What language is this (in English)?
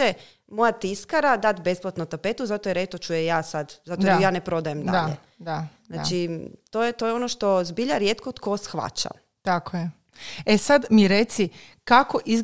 Croatian